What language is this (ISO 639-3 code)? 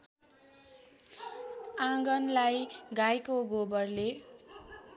nep